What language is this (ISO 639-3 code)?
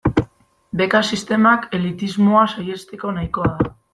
eus